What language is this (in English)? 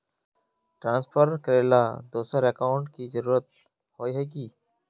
Magahi